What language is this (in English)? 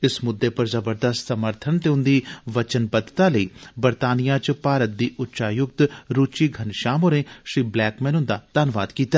Dogri